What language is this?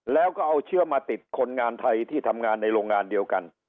Thai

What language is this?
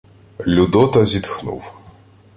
Ukrainian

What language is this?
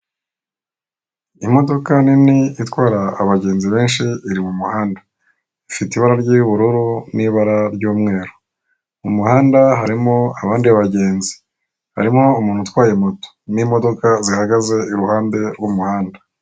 Kinyarwanda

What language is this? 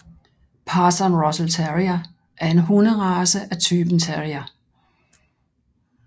Danish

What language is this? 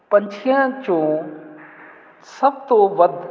Punjabi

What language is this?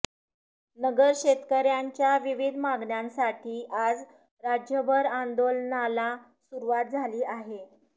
Marathi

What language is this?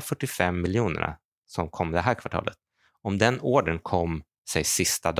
Swedish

